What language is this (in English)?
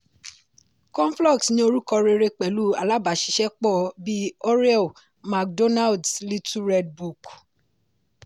Yoruba